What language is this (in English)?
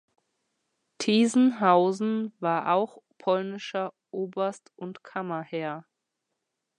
German